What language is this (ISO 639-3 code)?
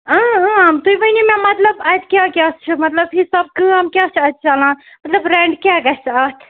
kas